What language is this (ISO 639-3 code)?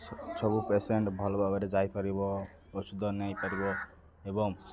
ori